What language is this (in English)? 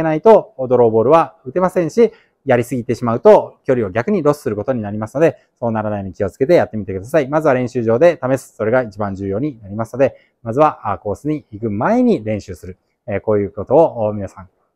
Japanese